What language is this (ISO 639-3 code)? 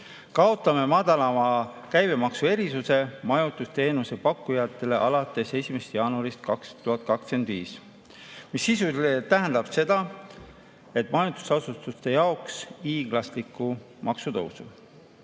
est